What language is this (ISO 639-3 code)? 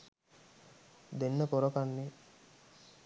sin